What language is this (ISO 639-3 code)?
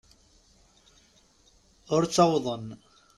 kab